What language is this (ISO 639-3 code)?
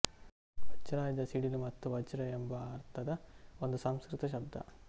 kan